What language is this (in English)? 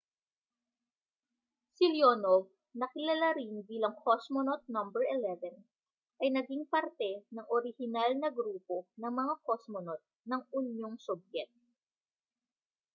Filipino